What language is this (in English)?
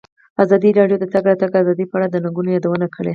Pashto